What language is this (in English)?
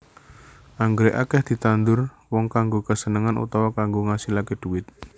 Javanese